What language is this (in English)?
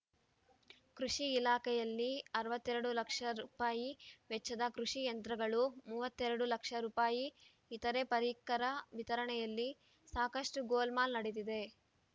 Kannada